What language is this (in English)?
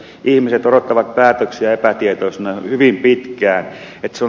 Finnish